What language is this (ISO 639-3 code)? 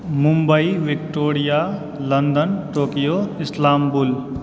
mai